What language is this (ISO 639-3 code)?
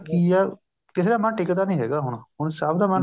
pan